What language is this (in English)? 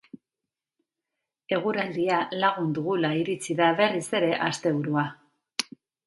Basque